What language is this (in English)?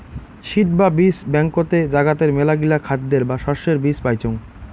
Bangla